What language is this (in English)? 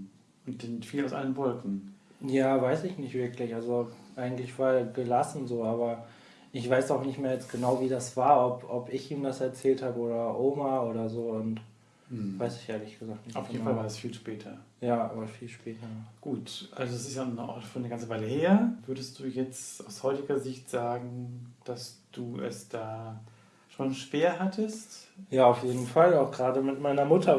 German